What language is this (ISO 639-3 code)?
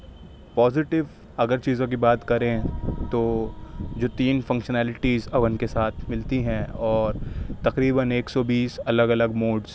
urd